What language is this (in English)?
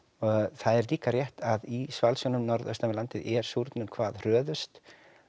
Icelandic